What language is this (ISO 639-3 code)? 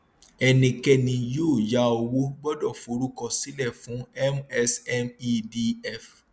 yor